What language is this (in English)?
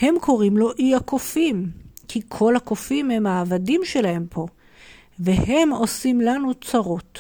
Hebrew